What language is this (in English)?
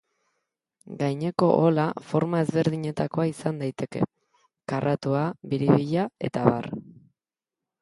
Basque